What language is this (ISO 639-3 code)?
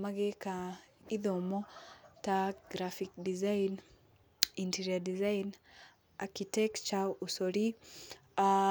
kik